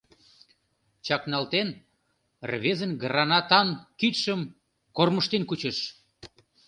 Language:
Mari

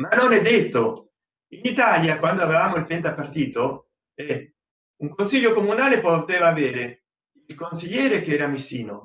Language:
Italian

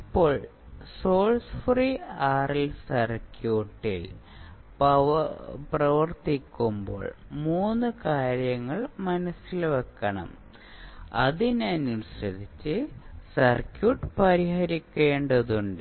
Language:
Malayalam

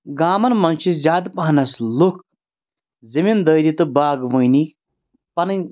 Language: Kashmiri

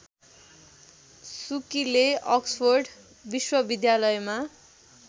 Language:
Nepali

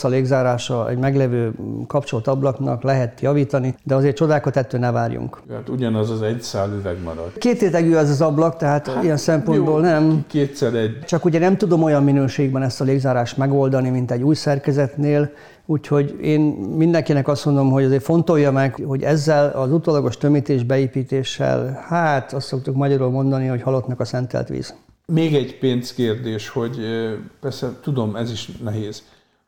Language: Hungarian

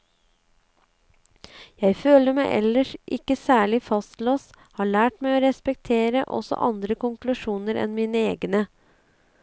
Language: Norwegian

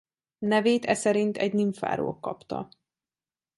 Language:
Hungarian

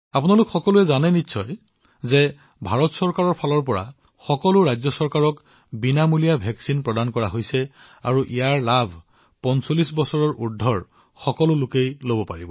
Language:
Assamese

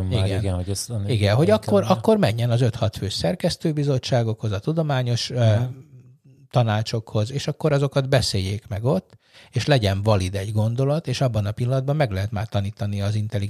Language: Hungarian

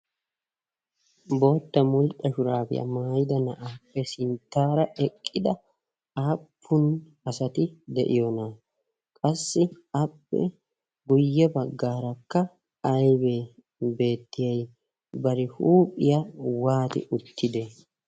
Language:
Wolaytta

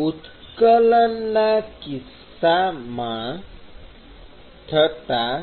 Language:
Gujarati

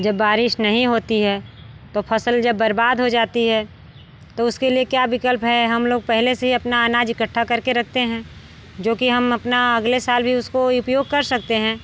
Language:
Hindi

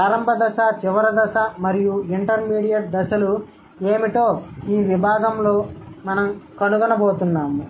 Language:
Telugu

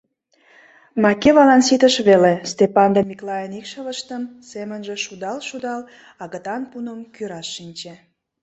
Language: Mari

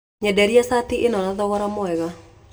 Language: Kikuyu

